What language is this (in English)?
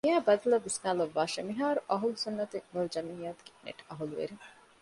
Divehi